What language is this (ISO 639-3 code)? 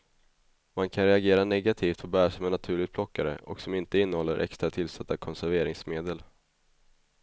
swe